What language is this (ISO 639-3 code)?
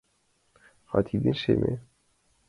chm